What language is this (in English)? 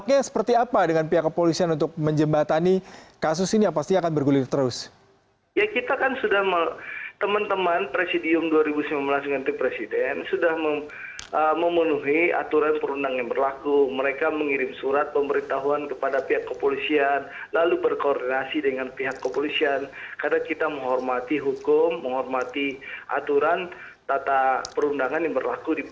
Indonesian